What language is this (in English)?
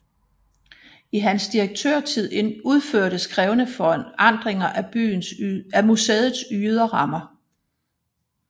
Danish